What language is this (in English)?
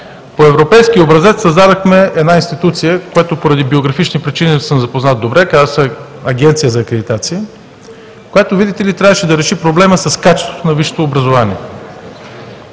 Bulgarian